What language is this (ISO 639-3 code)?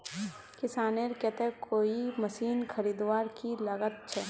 mag